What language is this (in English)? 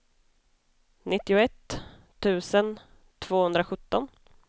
Swedish